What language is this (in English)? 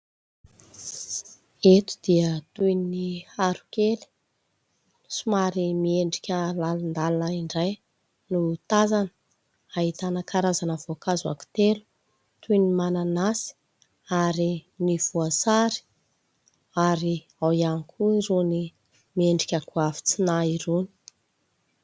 Malagasy